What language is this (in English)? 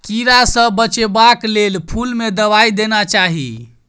Maithili